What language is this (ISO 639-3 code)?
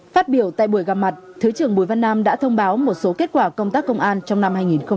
vie